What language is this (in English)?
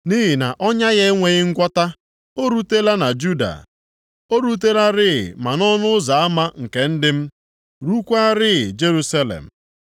Igbo